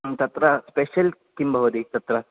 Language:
Sanskrit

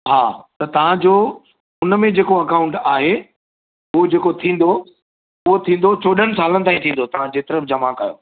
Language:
Sindhi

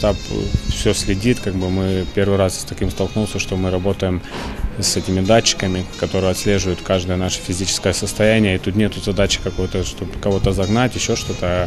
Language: Russian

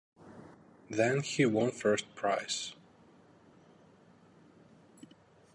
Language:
English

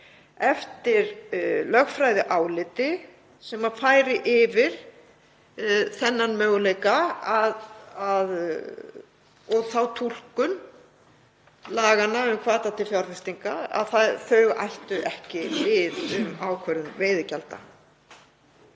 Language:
Icelandic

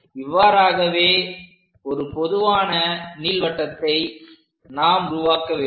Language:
Tamil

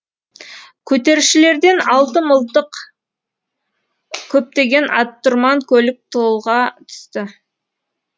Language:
Kazakh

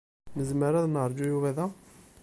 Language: Kabyle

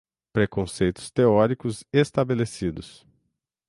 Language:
Portuguese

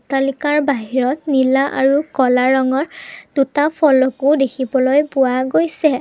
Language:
Assamese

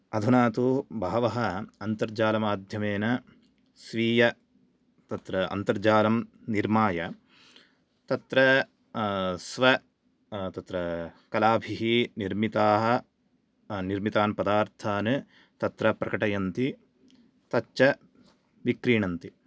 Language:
Sanskrit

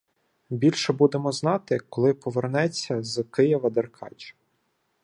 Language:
Ukrainian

